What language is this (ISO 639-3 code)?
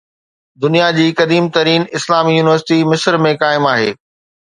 snd